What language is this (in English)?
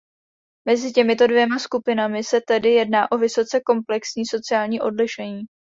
Czech